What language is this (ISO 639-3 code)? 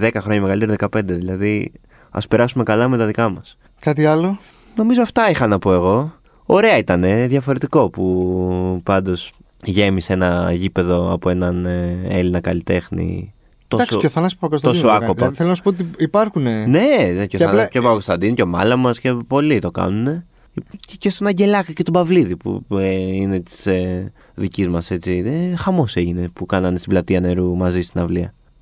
ell